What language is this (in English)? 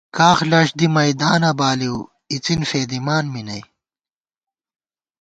Gawar-Bati